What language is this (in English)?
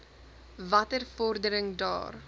Afrikaans